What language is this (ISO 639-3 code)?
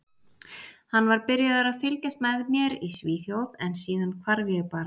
isl